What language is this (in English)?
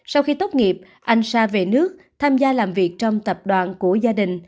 Vietnamese